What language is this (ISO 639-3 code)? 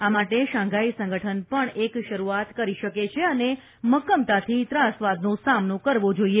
guj